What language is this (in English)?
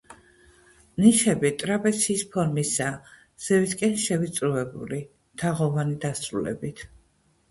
Georgian